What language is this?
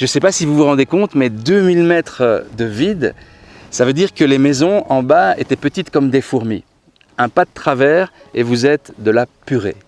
French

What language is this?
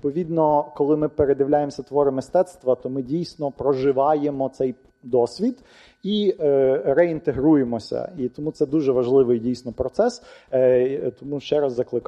Ukrainian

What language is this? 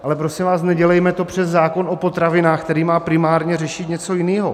Czech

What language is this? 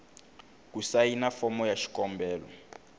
Tsonga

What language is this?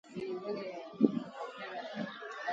Sindhi Bhil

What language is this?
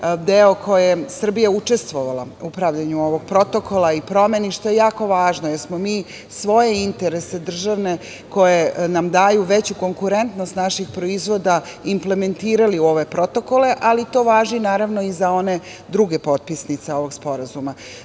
Serbian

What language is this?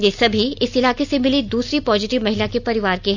Hindi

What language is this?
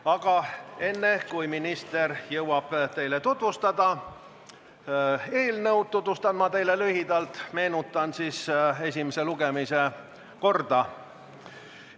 Estonian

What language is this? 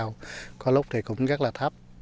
Vietnamese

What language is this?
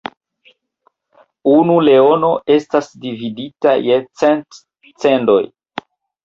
Esperanto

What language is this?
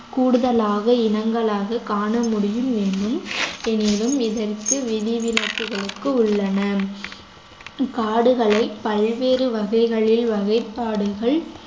Tamil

